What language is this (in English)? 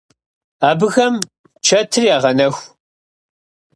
Kabardian